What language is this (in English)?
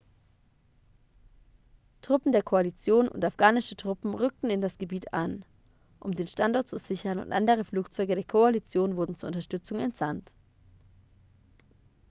German